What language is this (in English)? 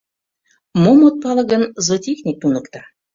Mari